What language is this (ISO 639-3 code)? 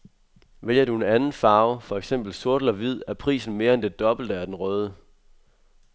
dan